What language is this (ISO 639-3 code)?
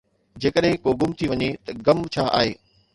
snd